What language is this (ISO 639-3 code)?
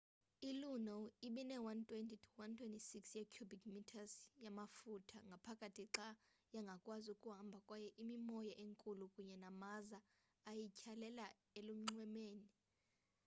xho